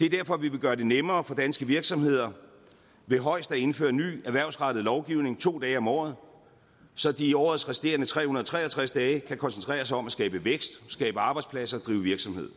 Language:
Danish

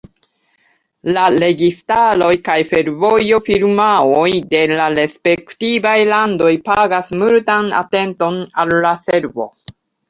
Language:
Esperanto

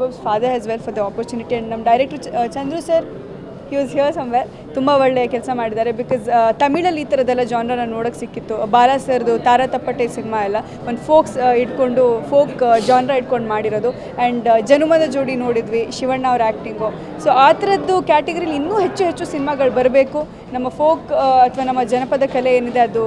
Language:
Dutch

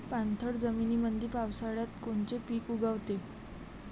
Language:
Marathi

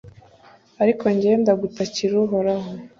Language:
Kinyarwanda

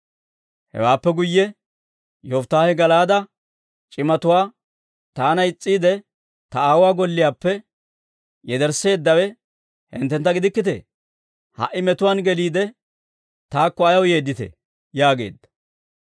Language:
Dawro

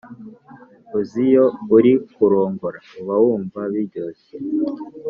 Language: Kinyarwanda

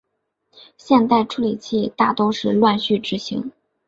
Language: Chinese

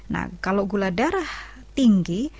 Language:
Indonesian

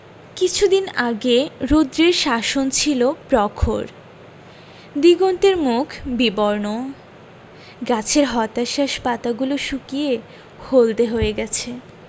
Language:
Bangla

